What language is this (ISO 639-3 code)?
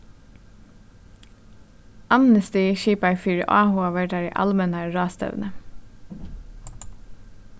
fao